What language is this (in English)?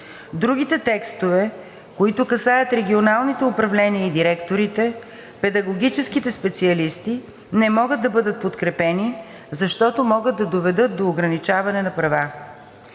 Bulgarian